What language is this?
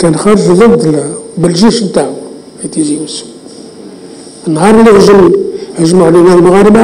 Arabic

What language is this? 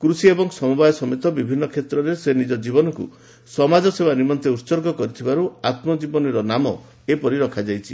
Odia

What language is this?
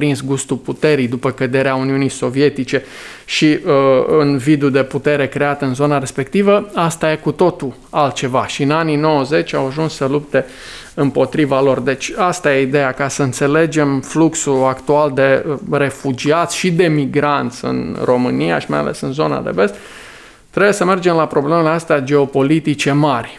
Romanian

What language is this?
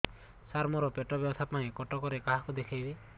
Odia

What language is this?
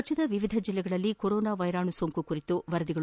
Kannada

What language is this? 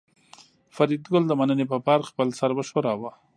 Pashto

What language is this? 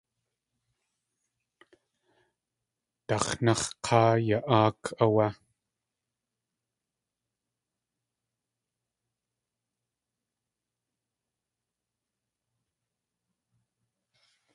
Tlingit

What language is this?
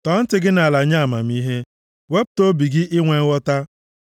Igbo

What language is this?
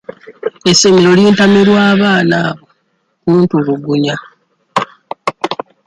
Ganda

